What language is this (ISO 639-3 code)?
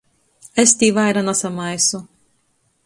ltg